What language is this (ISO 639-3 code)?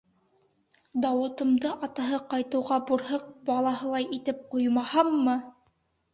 bak